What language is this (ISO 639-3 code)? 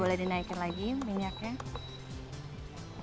ind